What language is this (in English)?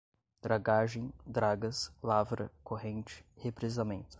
Portuguese